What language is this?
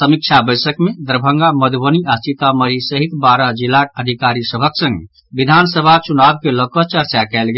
Maithili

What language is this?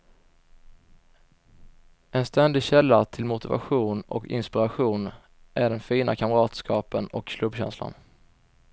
Swedish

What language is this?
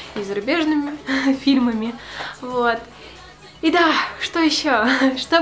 Russian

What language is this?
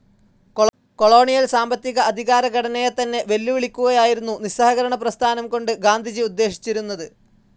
Malayalam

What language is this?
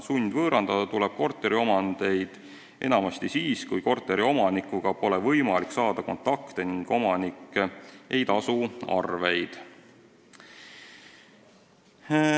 Estonian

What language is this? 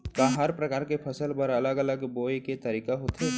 Chhattisgarhi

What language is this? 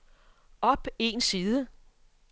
Danish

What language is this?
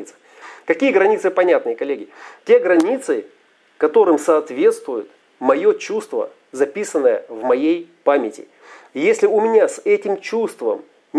Russian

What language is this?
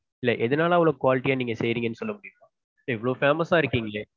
Tamil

